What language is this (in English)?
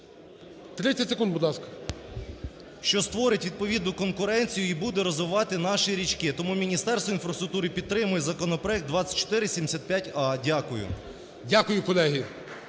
Ukrainian